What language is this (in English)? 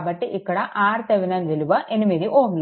Telugu